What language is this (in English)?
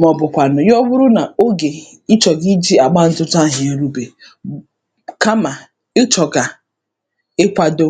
Igbo